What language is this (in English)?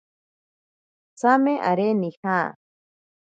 Ashéninka Perené